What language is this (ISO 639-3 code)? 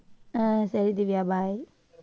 tam